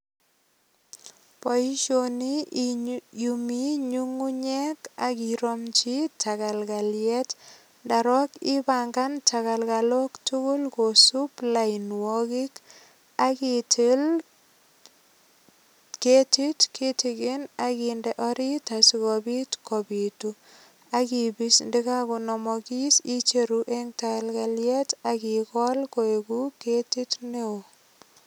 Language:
Kalenjin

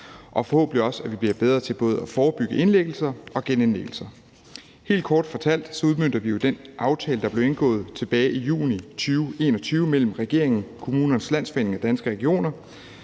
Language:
Danish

